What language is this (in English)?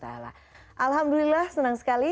Indonesian